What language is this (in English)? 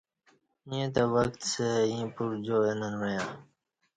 Kati